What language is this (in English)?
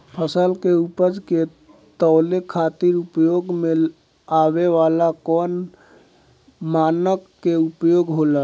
Bhojpuri